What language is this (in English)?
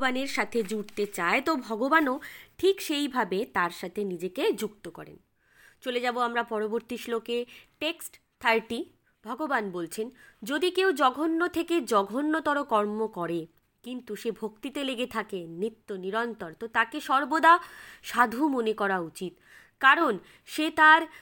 Bangla